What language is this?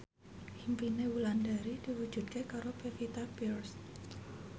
Javanese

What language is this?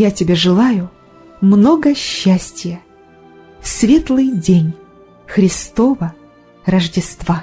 Russian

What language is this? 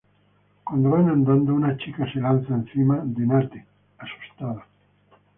Spanish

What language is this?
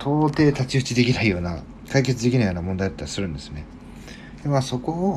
Japanese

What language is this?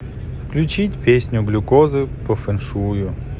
Russian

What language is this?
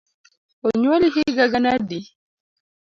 Luo (Kenya and Tanzania)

